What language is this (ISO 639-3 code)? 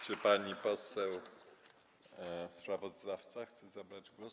pol